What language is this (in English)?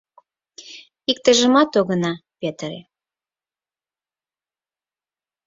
Mari